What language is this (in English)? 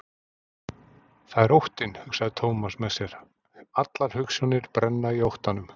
Icelandic